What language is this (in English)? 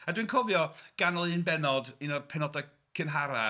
Welsh